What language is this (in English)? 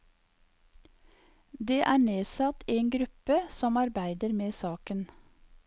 Norwegian